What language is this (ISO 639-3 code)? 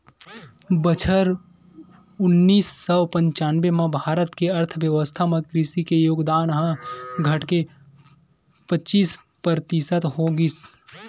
hne